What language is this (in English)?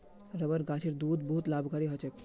Magahi